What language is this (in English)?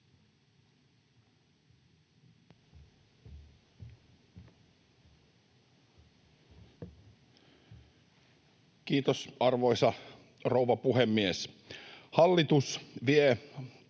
Finnish